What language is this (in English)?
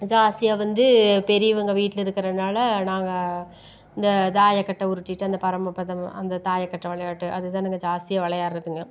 Tamil